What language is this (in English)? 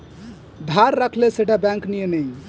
Bangla